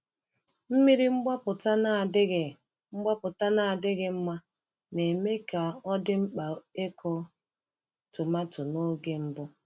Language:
Igbo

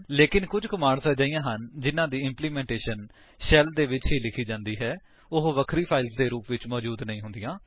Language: Punjabi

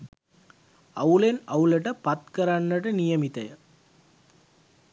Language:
Sinhala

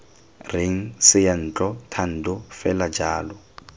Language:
Tswana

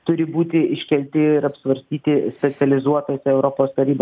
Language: Lithuanian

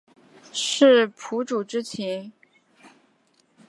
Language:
Chinese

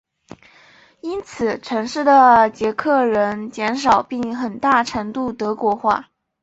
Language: Chinese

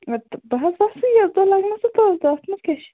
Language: Kashmiri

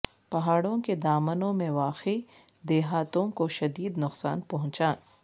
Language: Urdu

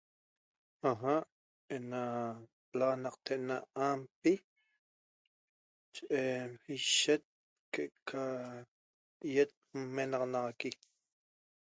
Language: Toba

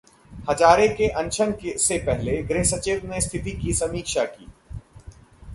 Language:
Hindi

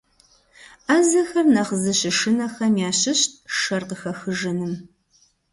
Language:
Kabardian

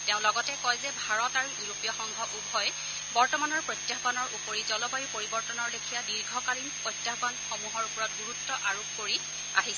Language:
Assamese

